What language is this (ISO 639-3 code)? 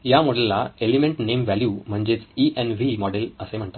mar